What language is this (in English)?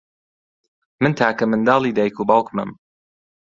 Central Kurdish